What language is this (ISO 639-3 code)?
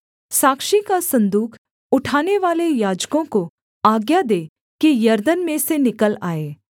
hin